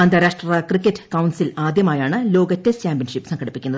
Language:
Malayalam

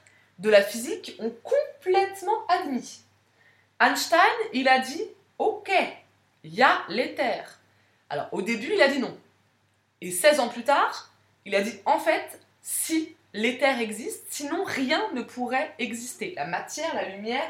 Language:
French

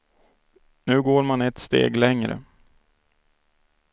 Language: Swedish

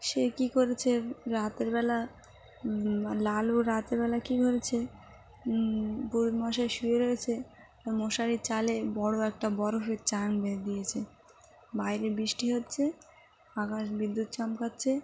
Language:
Bangla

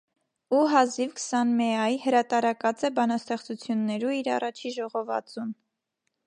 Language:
Armenian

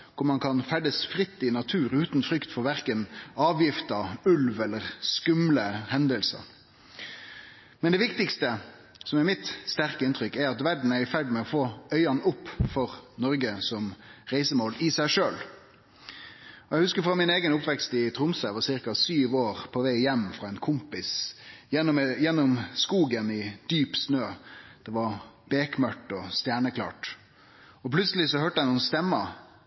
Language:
Norwegian Nynorsk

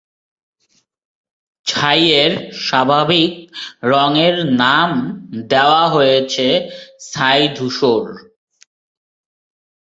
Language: Bangla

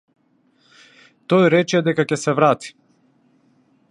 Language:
Macedonian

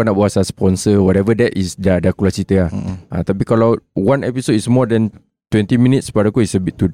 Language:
Malay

